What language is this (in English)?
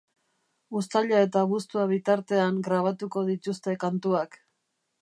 Basque